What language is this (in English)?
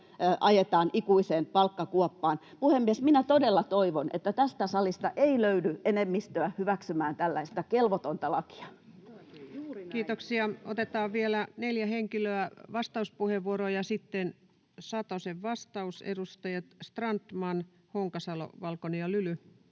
Finnish